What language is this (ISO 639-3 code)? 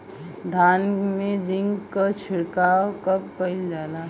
bho